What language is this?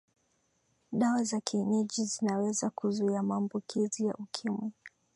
Swahili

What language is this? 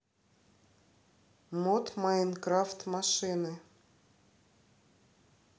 Russian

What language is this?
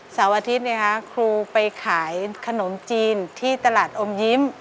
Thai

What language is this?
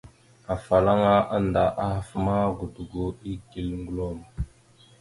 Mada (Cameroon)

